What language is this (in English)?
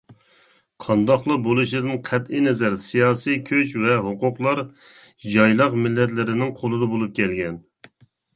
Uyghur